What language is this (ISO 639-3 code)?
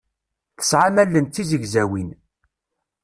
kab